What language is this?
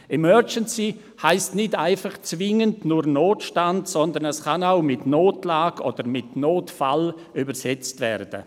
Swiss German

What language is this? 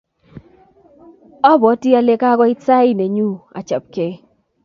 Kalenjin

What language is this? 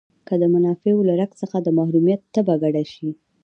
Pashto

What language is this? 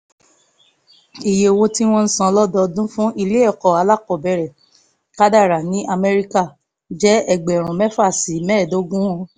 Yoruba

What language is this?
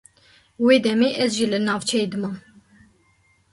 Kurdish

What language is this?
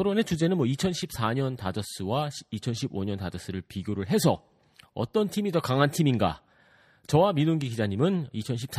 Korean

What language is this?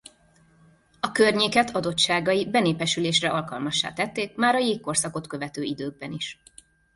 Hungarian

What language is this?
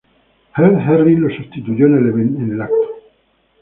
Spanish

